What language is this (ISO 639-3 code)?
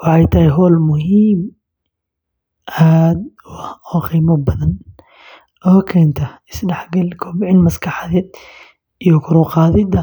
som